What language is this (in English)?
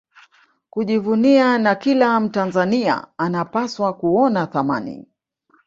Swahili